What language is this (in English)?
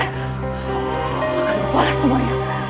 Indonesian